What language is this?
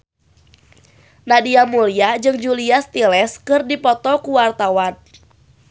Sundanese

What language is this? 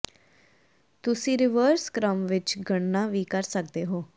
Punjabi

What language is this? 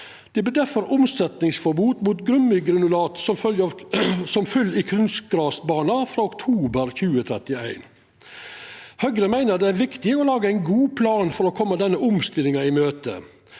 Norwegian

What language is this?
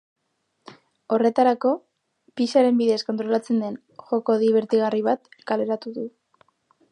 Basque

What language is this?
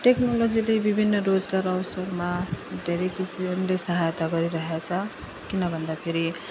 Nepali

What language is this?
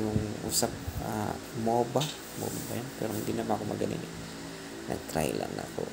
Filipino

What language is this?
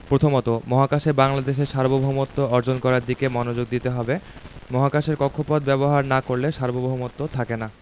Bangla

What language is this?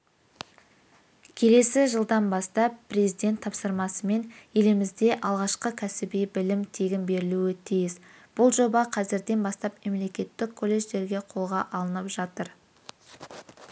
Kazakh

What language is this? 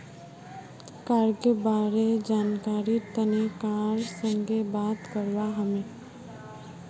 Magahi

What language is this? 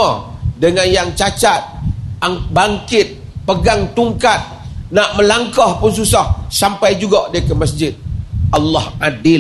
Malay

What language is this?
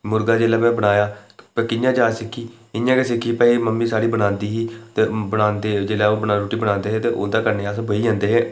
Dogri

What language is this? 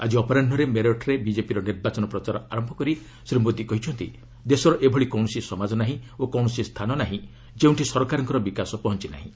Odia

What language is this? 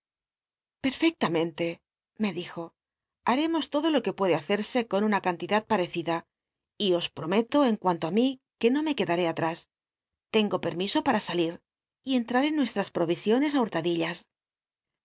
Spanish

